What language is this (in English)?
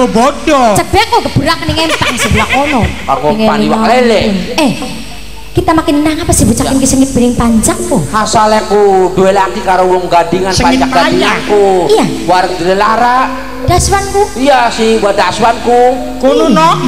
Indonesian